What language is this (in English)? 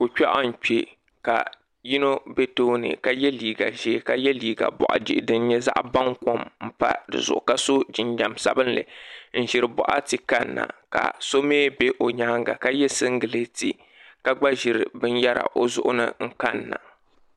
Dagbani